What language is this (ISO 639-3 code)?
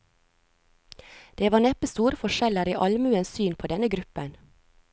nor